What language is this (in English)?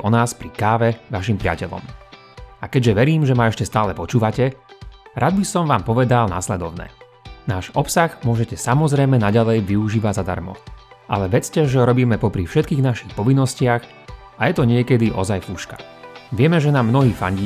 Slovak